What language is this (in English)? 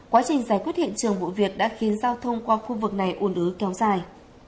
Vietnamese